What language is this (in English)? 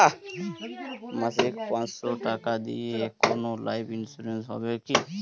Bangla